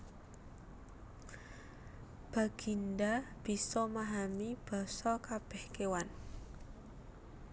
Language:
Javanese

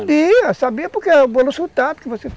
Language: Portuguese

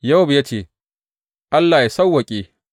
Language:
Hausa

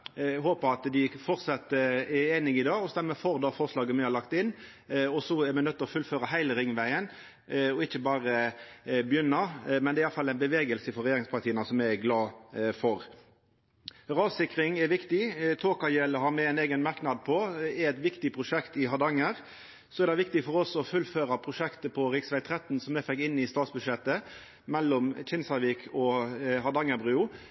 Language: Norwegian Nynorsk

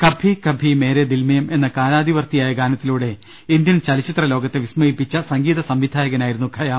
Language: Malayalam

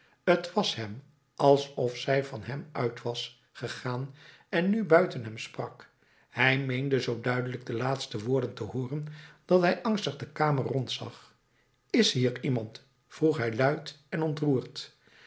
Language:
Dutch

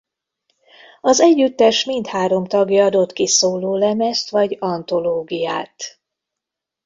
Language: Hungarian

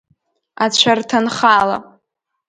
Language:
Abkhazian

